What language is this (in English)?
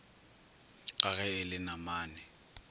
Northern Sotho